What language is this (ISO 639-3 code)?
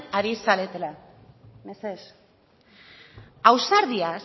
eus